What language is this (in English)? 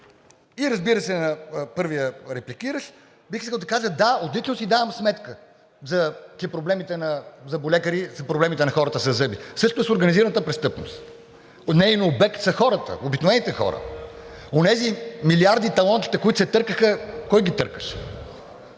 Bulgarian